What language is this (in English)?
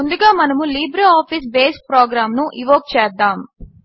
Telugu